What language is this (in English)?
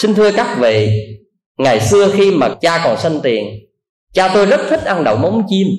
Vietnamese